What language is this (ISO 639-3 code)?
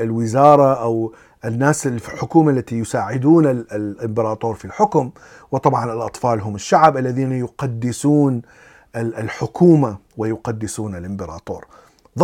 ara